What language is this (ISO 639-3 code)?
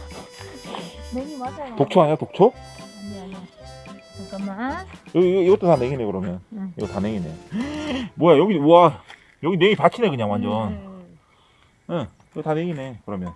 kor